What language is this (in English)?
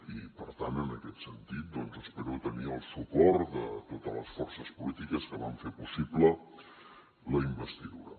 Catalan